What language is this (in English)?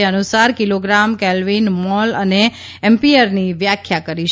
Gujarati